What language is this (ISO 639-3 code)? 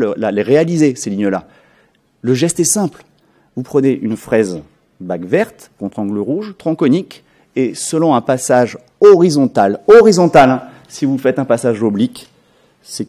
fra